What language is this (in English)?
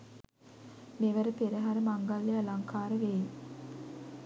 Sinhala